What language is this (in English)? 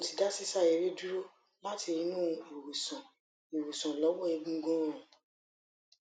Yoruba